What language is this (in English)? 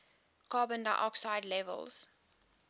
English